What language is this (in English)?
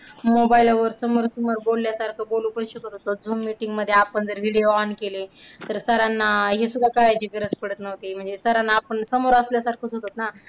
Marathi